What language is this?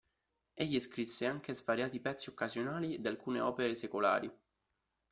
Italian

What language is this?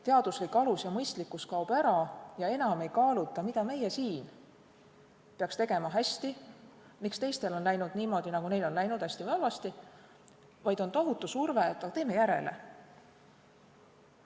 Estonian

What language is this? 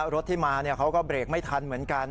Thai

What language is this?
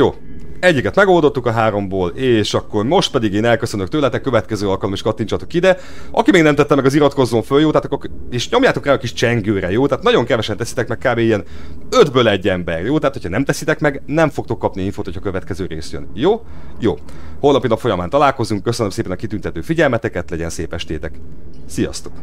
Hungarian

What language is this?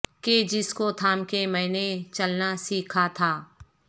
Urdu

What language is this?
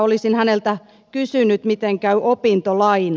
Finnish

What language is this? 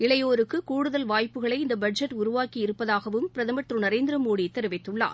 Tamil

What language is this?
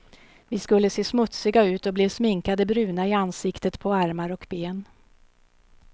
Swedish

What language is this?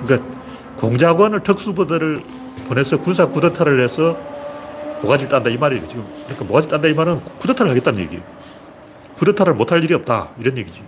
Korean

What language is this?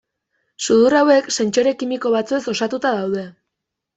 Basque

